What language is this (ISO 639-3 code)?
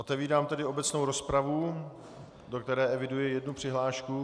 ces